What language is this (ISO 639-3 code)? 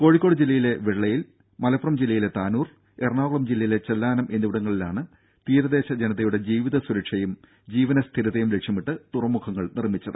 mal